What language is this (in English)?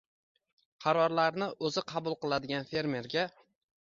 Uzbek